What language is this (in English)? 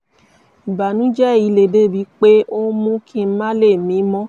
Yoruba